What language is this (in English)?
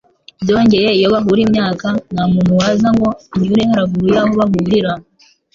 Kinyarwanda